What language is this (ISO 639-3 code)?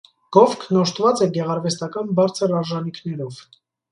hye